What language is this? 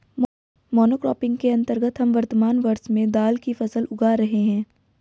Hindi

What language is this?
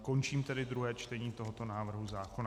Czech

